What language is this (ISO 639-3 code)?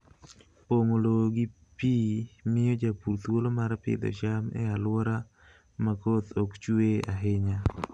luo